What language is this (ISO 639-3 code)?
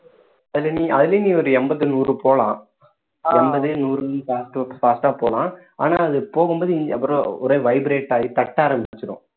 tam